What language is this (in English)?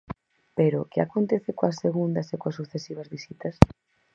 Galician